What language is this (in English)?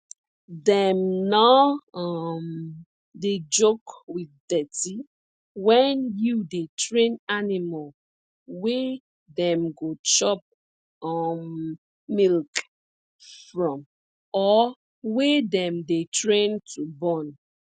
Nigerian Pidgin